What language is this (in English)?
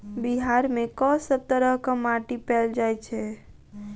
Maithili